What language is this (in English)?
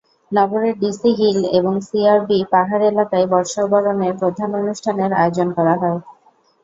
Bangla